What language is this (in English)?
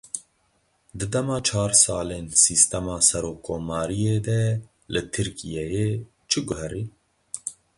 Kurdish